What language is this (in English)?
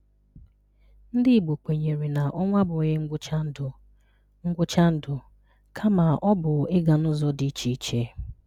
Igbo